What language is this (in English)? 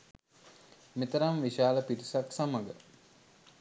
Sinhala